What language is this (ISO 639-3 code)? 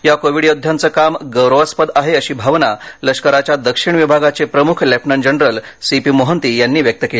mar